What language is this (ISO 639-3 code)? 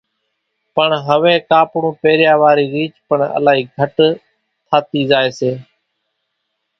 gjk